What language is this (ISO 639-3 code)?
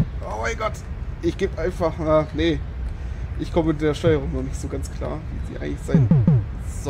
deu